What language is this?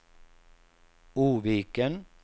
Swedish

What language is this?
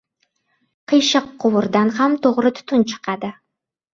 Uzbek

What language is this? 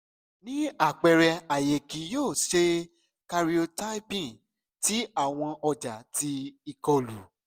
Yoruba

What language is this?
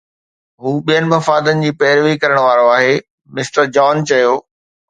Sindhi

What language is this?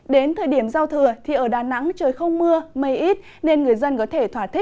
Vietnamese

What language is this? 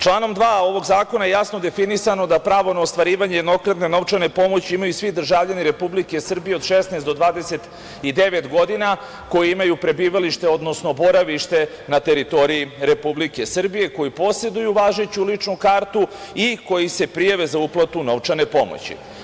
Serbian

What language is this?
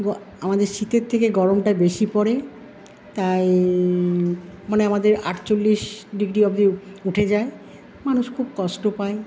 Bangla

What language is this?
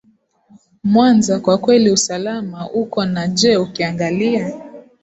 Swahili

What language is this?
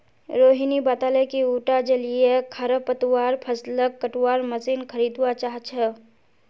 Magahi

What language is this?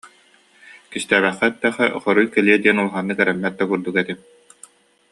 Yakut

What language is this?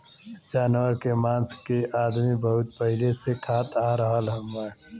Bhojpuri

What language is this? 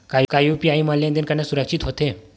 Chhattisgarhi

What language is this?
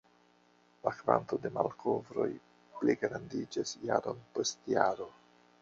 Esperanto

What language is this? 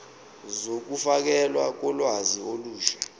Zulu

